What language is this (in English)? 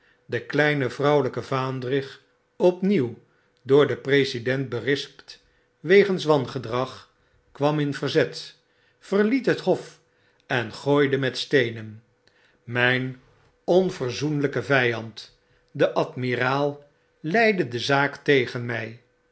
Dutch